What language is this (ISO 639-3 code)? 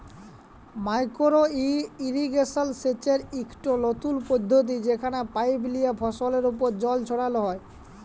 ben